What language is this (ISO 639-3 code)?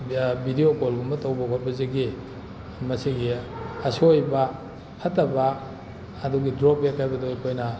mni